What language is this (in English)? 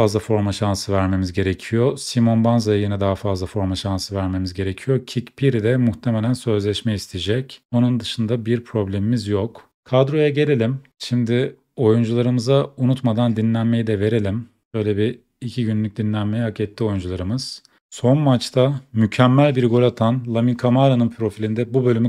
Turkish